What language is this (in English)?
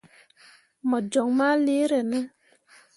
Mundang